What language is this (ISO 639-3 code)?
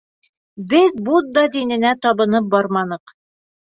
bak